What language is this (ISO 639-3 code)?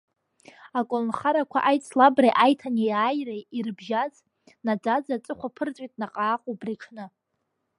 abk